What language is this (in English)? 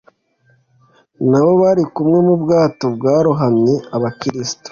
Kinyarwanda